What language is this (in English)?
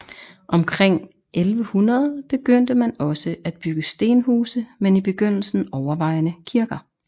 Danish